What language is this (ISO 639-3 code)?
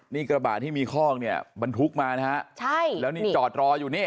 tha